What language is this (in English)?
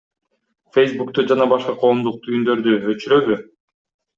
Kyrgyz